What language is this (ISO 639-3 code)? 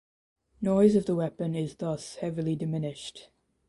eng